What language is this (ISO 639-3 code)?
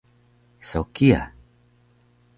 trv